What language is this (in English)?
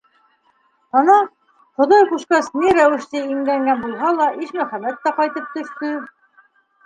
Bashkir